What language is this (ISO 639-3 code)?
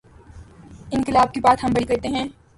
urd